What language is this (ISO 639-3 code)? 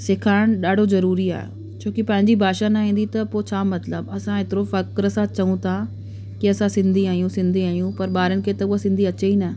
snd